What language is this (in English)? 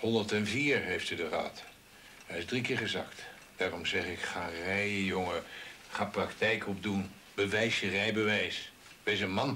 Dutch